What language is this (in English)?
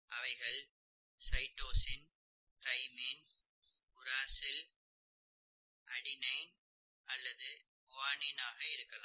Tamil